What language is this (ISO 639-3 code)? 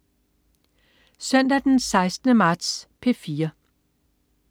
dan